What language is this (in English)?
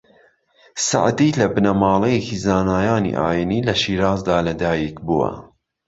Central Kurdish